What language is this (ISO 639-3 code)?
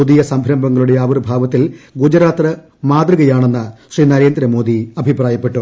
mal